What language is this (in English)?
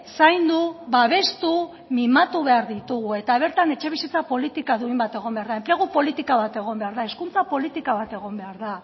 Basque